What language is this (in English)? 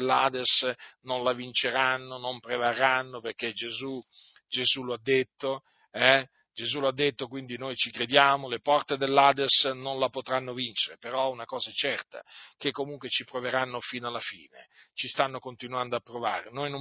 Italian